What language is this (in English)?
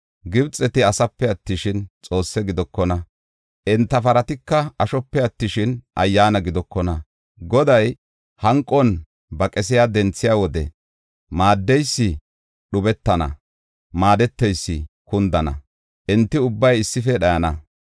Gofa